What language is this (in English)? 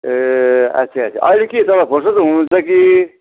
Nepali